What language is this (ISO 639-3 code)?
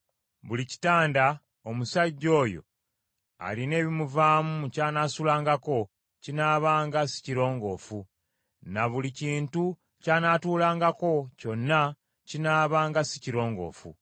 lug